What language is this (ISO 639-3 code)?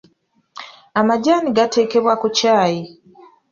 lug